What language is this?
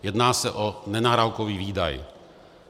Czech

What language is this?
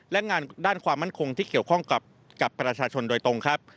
Thai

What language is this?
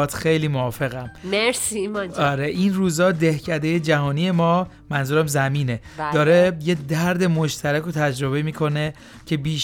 Persian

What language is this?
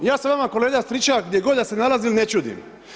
Croatian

